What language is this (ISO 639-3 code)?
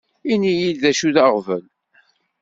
kab